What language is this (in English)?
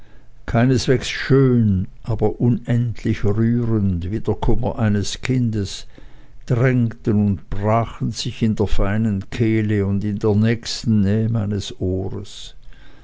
German